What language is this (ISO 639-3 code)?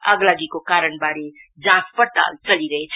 nep